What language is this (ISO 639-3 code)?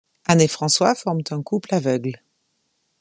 fra